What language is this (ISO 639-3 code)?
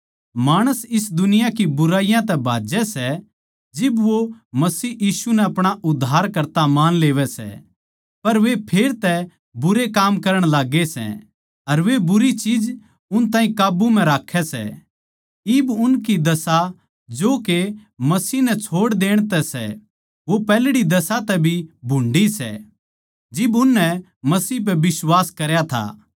bgc